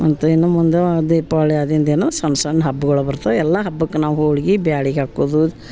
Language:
Kannada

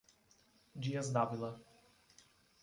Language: Portuguese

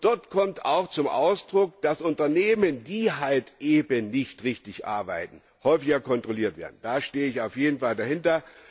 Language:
German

